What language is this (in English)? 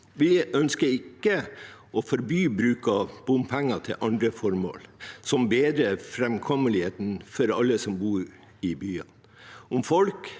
Norwegian